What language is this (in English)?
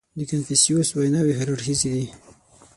Pashto